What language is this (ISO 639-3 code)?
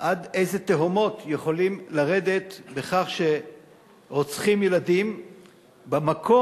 heb